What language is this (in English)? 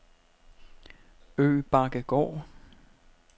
Danish